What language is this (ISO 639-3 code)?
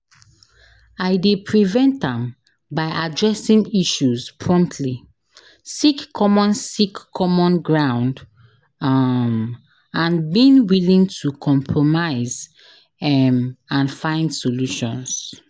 pcm